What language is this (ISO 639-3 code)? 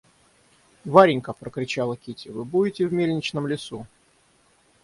rus